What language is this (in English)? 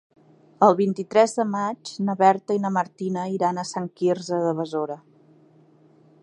Catalan